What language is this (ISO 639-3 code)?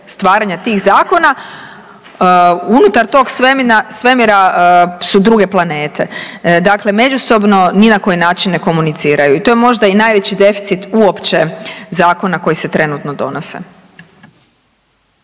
hrv